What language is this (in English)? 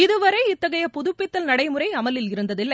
Tamil